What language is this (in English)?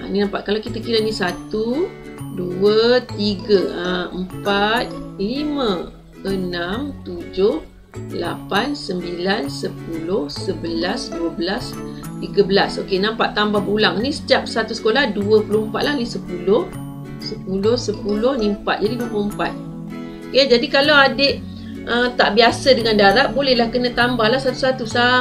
Malay